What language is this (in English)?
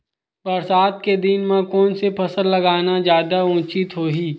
Chhattisgarhi